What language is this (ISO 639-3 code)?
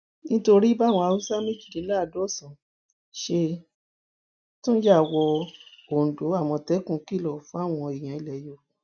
yor